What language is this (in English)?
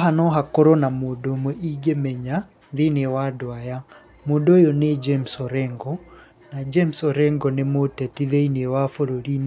Kikuyu